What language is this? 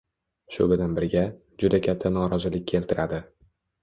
Uzbek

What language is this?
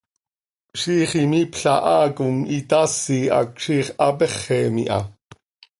Seri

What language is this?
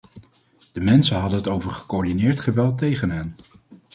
Dutch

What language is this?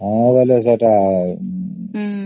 Odia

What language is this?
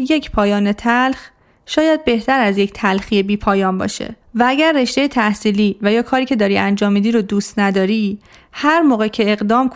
Persian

